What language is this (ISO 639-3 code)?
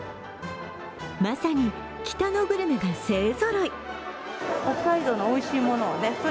jpn